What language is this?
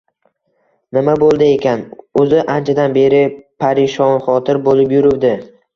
Uzbek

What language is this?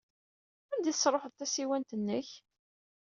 Kabyle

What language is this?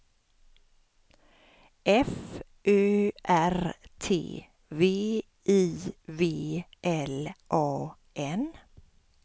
Swedish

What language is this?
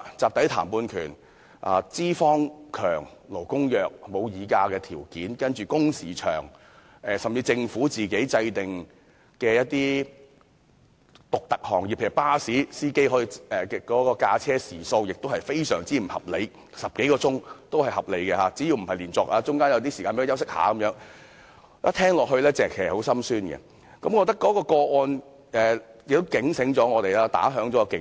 Cantonese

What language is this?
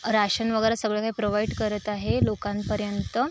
Marathi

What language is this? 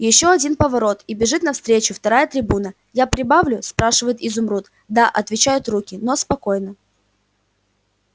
Russian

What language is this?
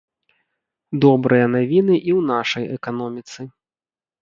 Belarusian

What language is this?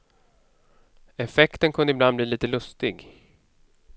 Swedish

